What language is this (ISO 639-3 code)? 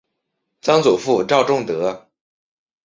zho